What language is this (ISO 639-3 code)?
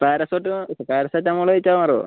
mal